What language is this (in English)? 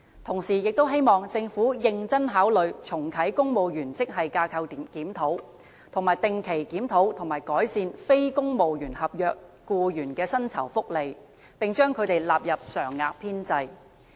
Cantonese